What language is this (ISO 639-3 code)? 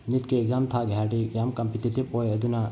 mni